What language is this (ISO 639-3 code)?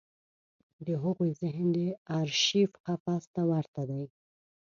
pus